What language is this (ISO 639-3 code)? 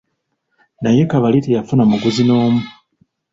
lug